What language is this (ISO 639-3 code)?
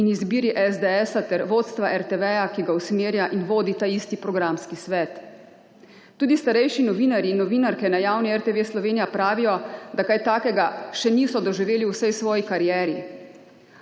slv